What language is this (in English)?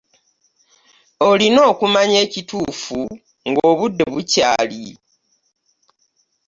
Ganda